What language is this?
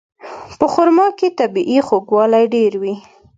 Pashto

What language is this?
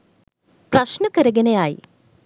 Sinhala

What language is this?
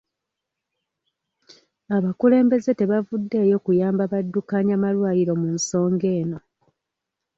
Ganda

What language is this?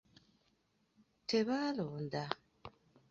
Ganda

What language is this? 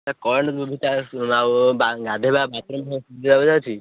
Odia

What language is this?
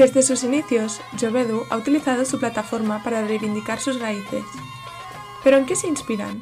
Spanish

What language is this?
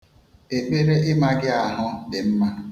Igbo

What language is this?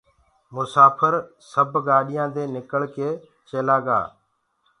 Gurgula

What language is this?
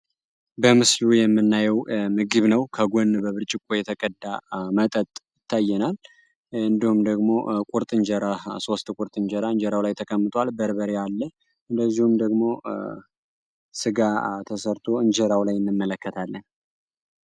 Amharic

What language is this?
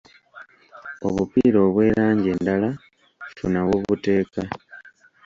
Ganda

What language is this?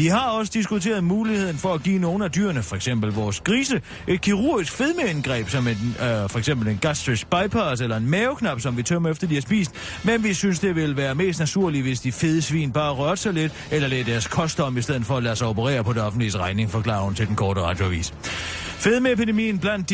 Danish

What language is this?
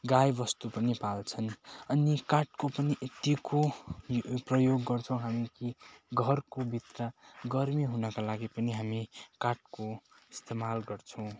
Nepali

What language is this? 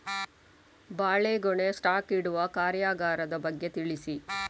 Kannada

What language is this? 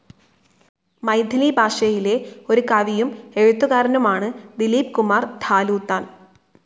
Malayalam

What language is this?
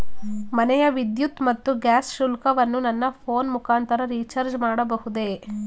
Kannada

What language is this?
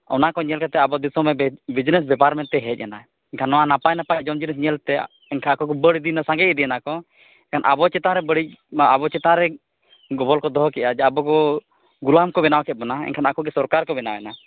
Santali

